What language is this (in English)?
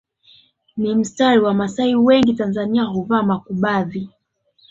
Swahili